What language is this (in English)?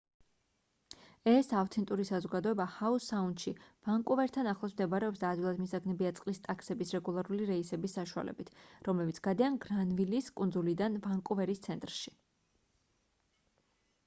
Georgian